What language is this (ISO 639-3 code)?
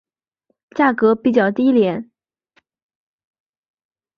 zho